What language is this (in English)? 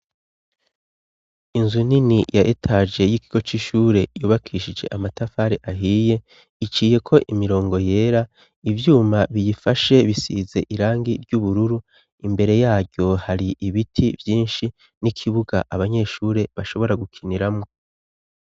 Rundi